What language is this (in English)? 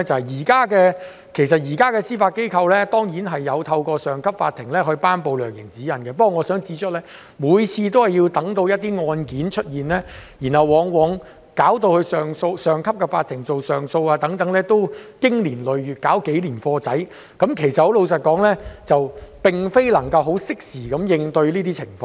Cantonese